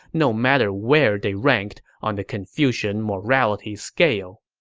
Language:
English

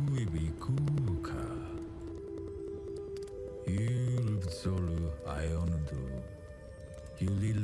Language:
Portuguese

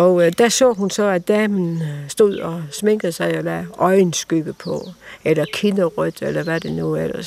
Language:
Danish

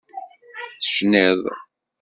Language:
Kabyle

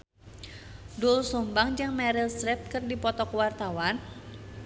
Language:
Sundanese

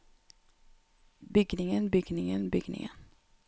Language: Norwegian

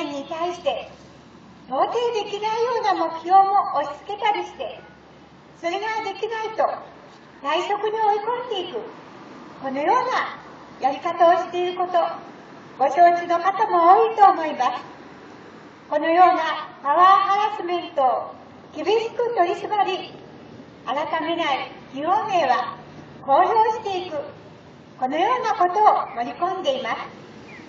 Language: Japanese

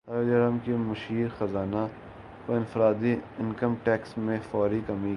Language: Urdu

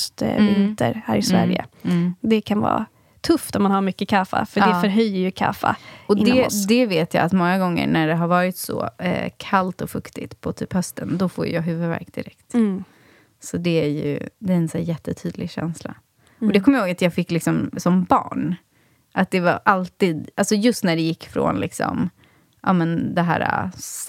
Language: Swedish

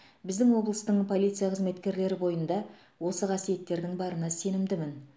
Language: Kazakh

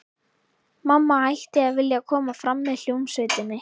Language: Icelandic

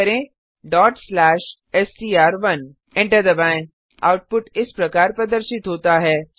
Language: Hindi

